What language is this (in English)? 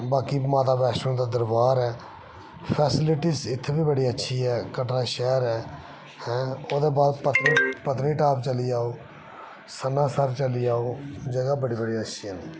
Dogri